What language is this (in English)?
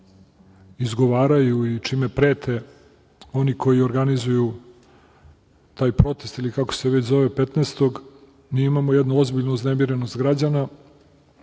Serbian